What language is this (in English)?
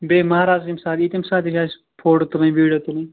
Kashmiri